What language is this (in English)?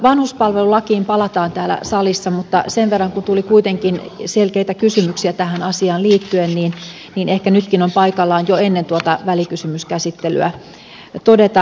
Finnish